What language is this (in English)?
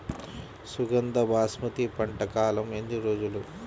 Telugu